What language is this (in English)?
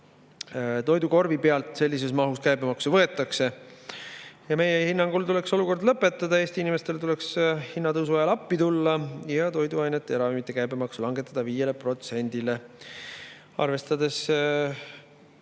Estonian